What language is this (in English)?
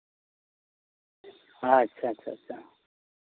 Santali